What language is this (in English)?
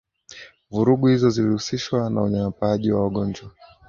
Swahili